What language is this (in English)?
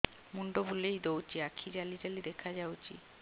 Odia